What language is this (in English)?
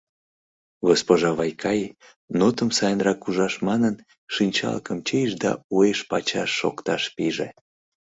Mari